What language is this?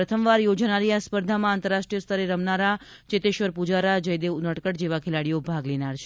Gujarati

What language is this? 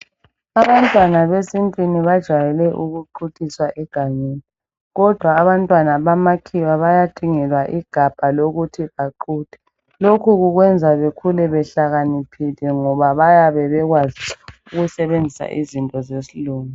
North Ndebele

